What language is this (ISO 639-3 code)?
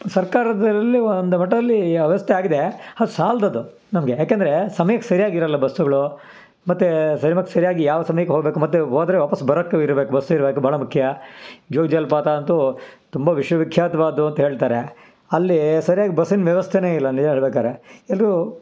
kan